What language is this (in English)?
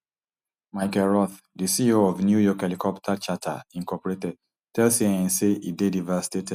Nigerian Pidgin